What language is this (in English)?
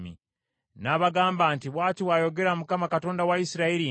Ganda